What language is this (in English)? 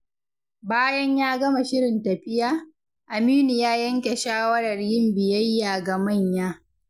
Hausa